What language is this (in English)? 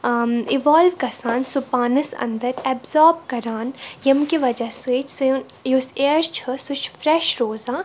Kashmiri